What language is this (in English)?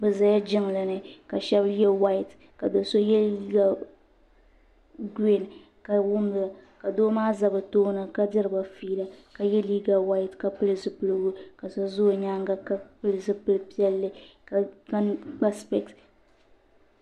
Dagbani